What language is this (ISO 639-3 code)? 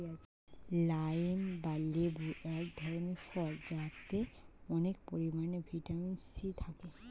ben